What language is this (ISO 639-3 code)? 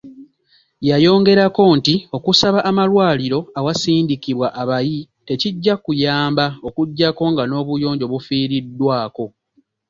lug